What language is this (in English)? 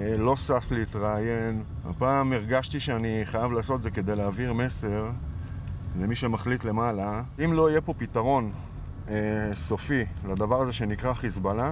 Hebrew